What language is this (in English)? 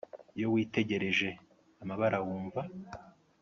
Kinyarwanda